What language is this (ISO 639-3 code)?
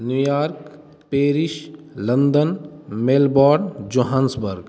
mai